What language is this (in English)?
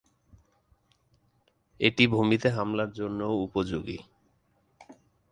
Bangla